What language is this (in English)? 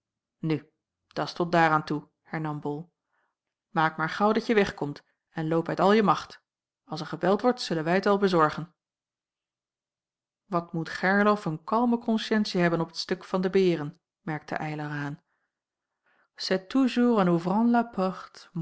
Dutch